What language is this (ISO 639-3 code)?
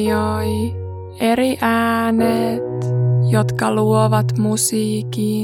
fin